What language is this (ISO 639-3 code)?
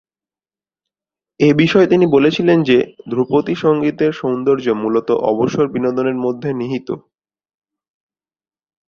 ben